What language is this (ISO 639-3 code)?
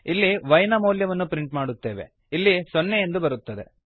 kan